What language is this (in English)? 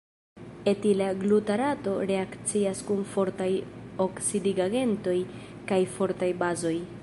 Esperanto